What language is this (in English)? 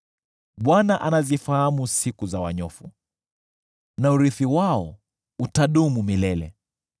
Swahili